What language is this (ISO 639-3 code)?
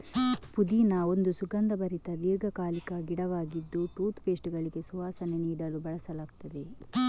kan